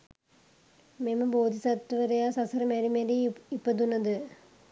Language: Sinhala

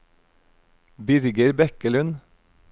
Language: Norwegian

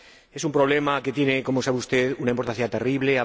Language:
Spanish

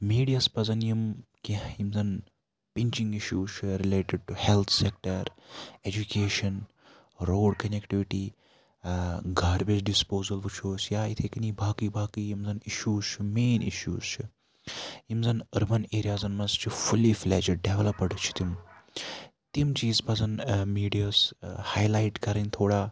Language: Kashmiri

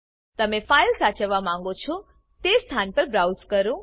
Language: Gujarati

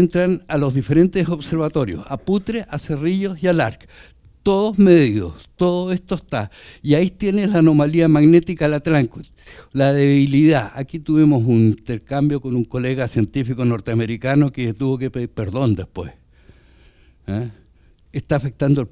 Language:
Spanish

